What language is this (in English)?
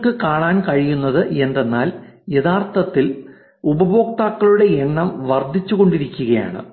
Malayalam